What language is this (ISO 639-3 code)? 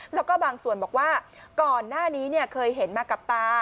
tha